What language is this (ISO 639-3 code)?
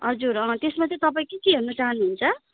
nep